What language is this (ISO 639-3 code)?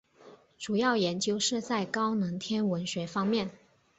zho